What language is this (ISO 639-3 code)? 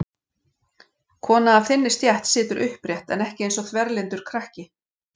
isl